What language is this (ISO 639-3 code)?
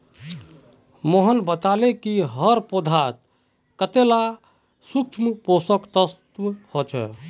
mag